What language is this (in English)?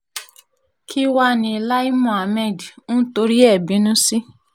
Yoruba